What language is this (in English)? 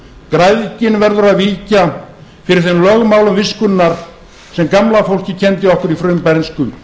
Icelandic